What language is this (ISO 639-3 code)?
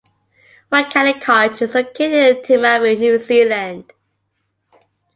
eng